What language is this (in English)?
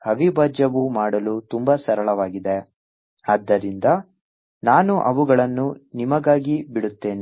Kannada